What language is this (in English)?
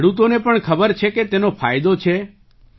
Gujarati